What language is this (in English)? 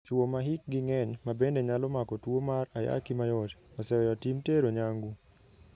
Luo (Kenya and Tanzania)